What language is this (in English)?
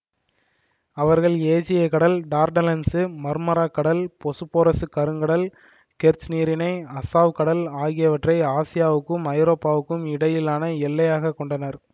Tamil